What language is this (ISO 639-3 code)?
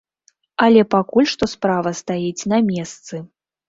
bel